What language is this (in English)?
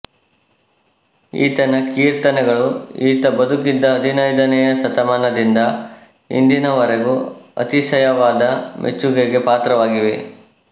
Kannada